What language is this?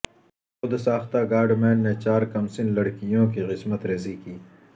Urdu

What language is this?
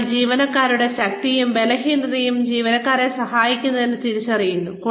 Malayalam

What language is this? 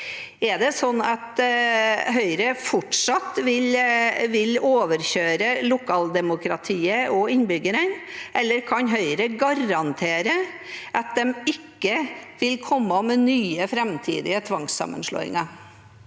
Norwegian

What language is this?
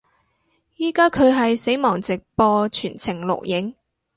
Cantonese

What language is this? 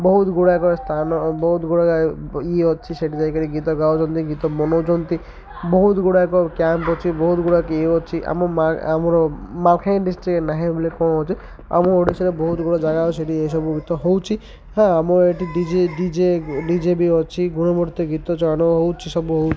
Odia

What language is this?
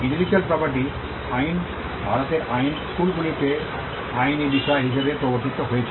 Bangla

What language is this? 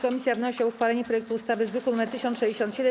Polish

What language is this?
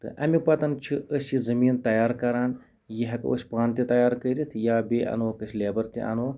Kashmiri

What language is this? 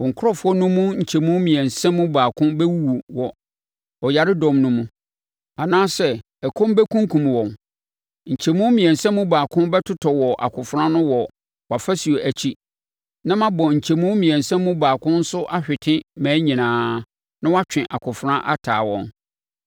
Akan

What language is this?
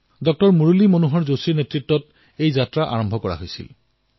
Assamese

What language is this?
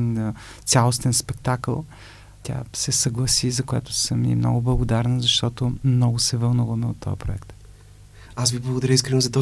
Bulgarian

